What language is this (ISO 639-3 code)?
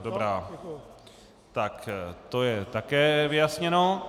ces